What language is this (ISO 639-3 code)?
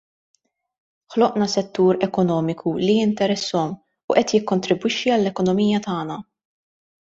mlt